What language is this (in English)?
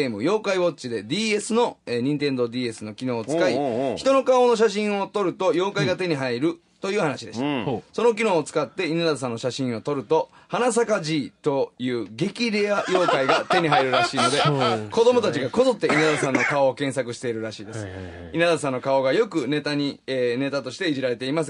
Japanese